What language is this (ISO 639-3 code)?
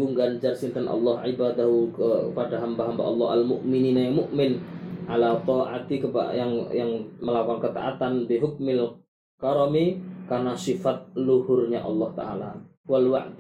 msa